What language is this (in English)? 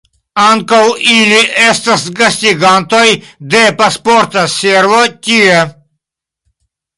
Esperanto